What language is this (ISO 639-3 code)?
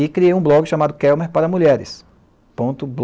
por